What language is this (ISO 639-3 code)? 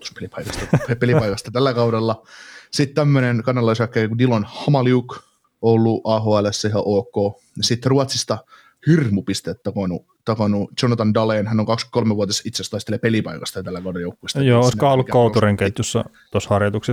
fin